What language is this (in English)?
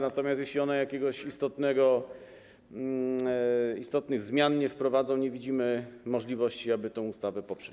Polish